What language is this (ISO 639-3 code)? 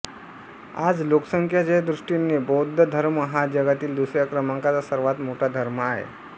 mar